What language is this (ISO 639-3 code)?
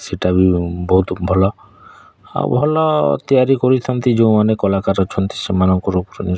ori